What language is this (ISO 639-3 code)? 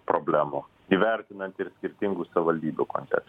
lit